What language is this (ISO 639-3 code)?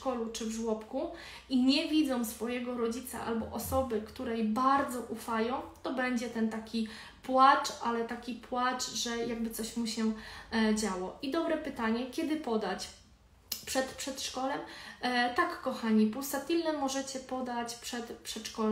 pol